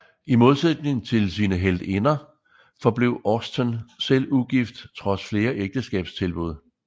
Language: Danish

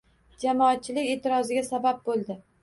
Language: Uzbek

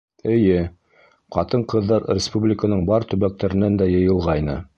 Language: Bashkir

